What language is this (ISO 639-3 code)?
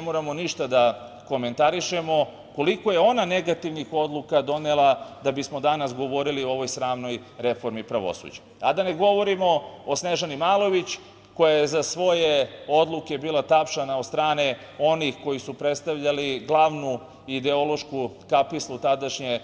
srp